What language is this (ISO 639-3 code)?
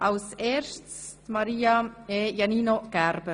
gsw